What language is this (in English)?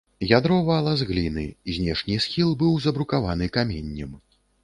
Belarusian